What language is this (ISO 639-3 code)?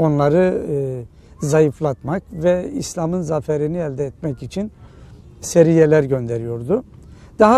tur